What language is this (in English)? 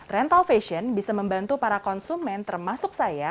Indonesian